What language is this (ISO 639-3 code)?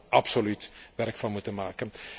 nld